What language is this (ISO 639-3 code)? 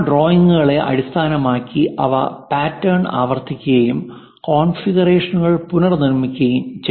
mal